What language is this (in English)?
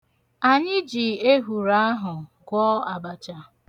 Igbo